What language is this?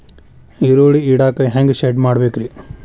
Kannada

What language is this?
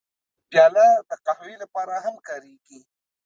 Pashto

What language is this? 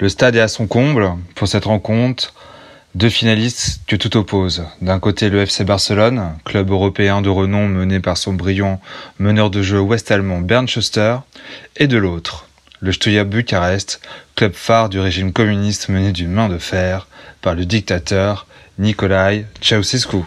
French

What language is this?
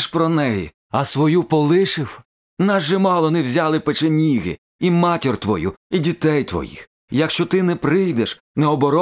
Ukrainian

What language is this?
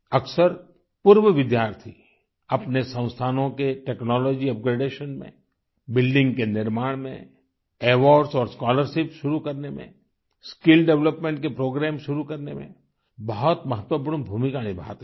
Hindi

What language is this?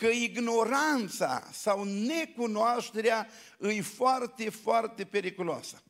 Romanian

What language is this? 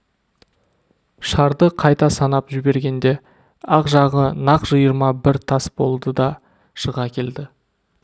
Kazakh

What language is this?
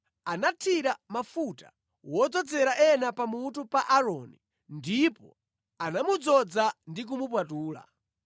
Nyanja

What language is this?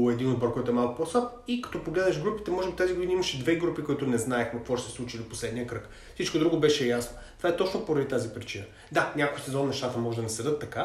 Bulgarian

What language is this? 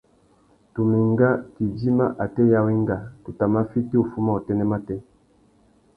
Tuki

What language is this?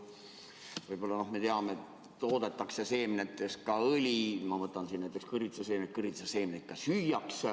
Estonian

